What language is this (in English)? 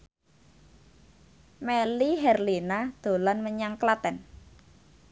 Javanese